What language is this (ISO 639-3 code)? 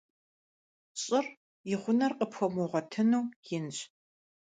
kbd